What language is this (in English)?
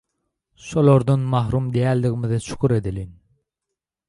Turkmen